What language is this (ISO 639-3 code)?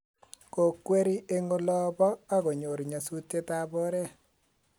kln